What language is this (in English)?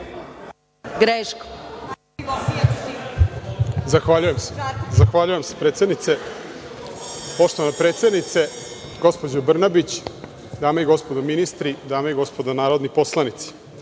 Serbian